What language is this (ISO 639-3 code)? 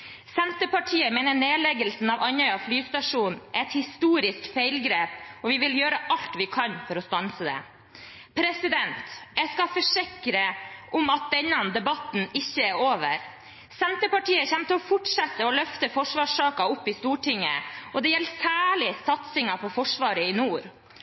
nob